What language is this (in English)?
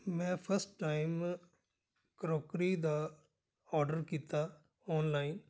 Punjabi